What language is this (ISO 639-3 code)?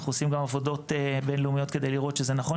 heb